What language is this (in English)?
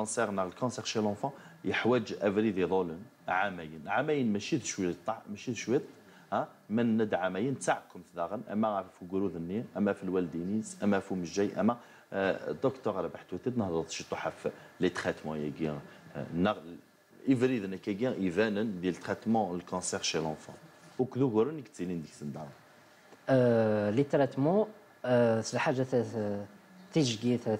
Arabic